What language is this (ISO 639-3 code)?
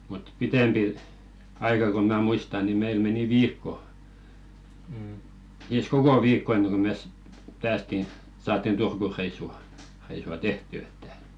fin